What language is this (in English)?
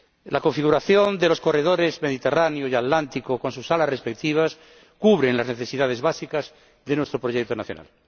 Spanish